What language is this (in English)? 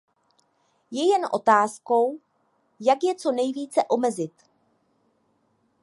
Czech